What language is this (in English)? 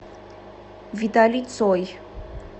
Russian